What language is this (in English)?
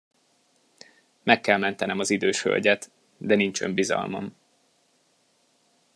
Hungarian